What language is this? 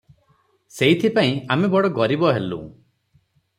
Odia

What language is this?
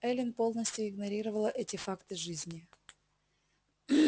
Russian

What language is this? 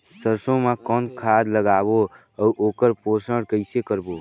Chhattisgarhi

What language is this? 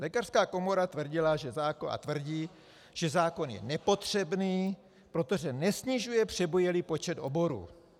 Czech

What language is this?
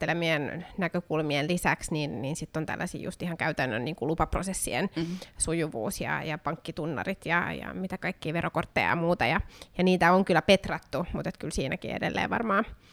Finnish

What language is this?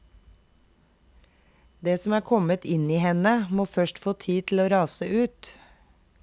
Norwegian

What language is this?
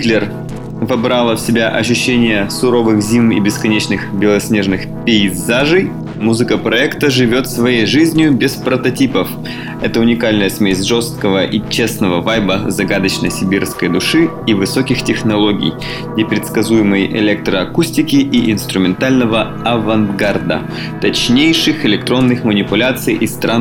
Russian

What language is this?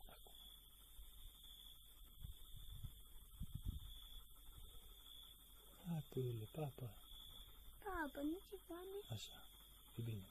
Romanian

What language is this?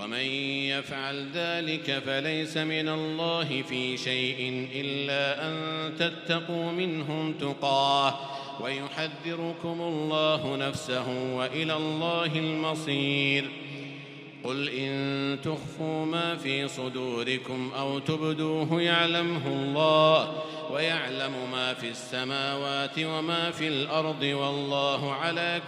Arabic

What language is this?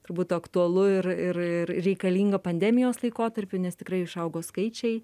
Lithuanian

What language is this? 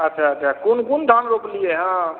Maithili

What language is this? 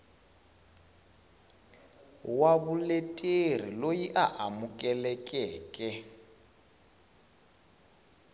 Tsonga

